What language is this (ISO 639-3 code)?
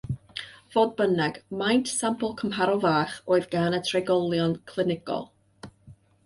cym